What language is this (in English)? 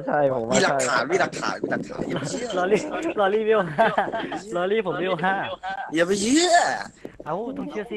Thai